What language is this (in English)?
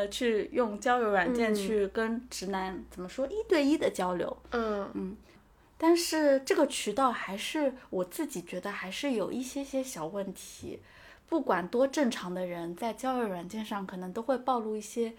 Chinese